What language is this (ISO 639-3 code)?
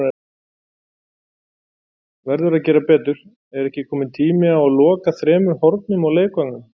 isl